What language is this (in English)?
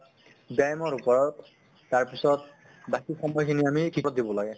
Assamese